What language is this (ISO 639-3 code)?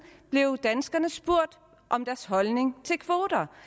dan